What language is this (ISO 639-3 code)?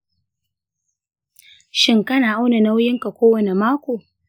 hau